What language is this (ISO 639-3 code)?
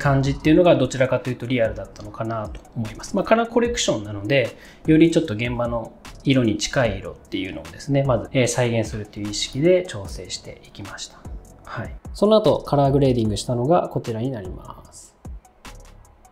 jpn